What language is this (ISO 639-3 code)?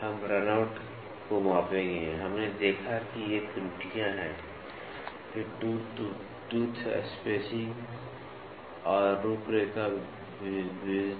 hin